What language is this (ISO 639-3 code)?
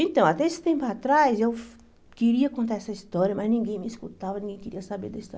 por